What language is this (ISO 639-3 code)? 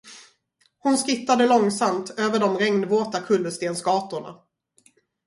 swe